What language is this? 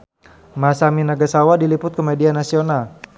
Sundanese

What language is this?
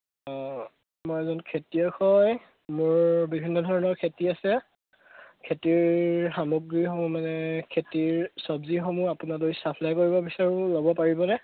Assamese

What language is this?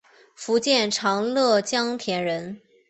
Chinese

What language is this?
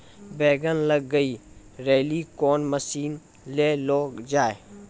Maithili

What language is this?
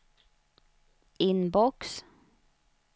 Swedish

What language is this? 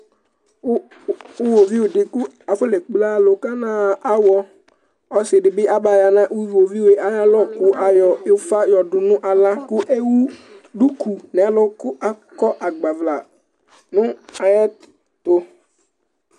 Ikposo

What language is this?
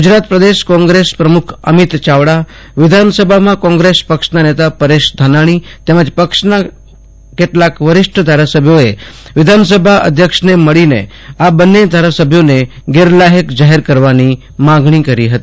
Gujarati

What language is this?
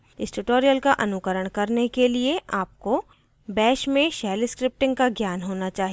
Hindi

